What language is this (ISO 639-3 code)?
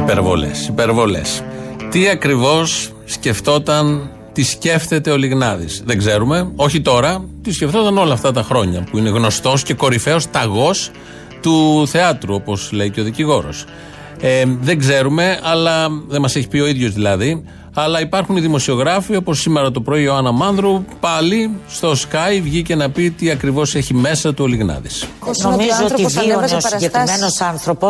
ell